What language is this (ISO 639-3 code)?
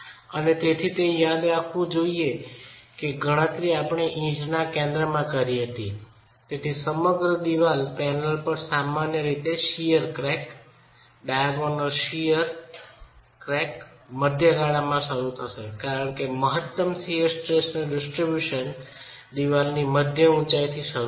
guj